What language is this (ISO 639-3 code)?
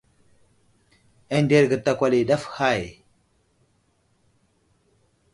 udl